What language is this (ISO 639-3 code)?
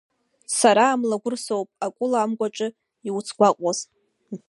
abk